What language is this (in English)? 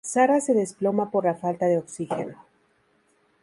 Spanish